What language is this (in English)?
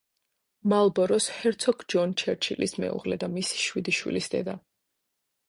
Georgian